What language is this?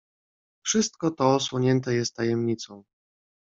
Polish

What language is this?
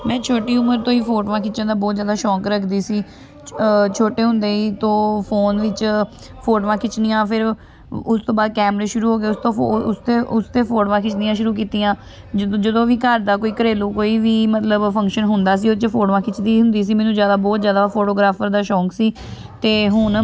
Punjabi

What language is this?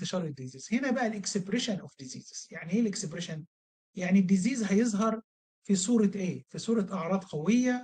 Arabic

